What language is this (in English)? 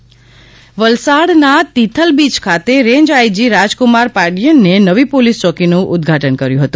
Gujarati